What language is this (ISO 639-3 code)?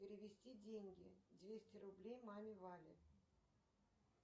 rus